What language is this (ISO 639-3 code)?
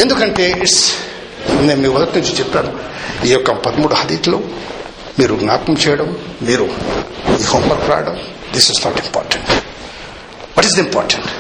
tel